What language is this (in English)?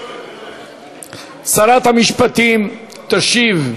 Hebrew